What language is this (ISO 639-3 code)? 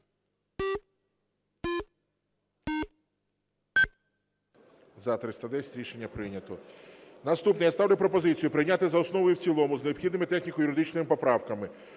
ukr